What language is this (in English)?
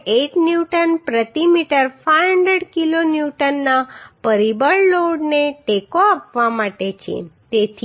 Gujarati